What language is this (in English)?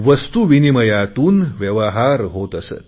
Marathi